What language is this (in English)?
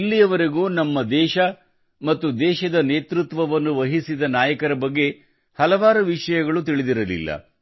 Kannada